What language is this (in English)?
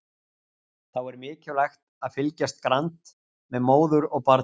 Icelandic